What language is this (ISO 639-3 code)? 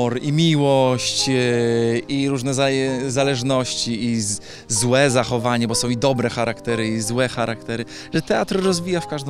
pol